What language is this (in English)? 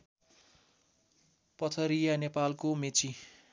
Nepali